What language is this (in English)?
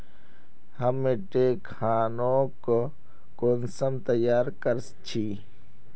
Magahi